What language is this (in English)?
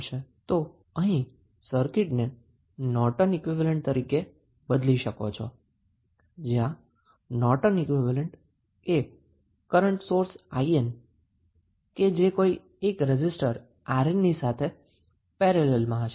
Gujarati